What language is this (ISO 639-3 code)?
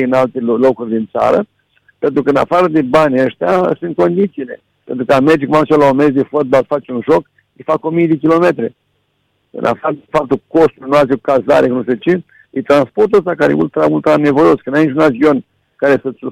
ron